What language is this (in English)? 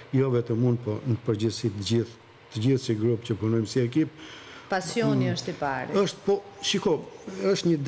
Romanian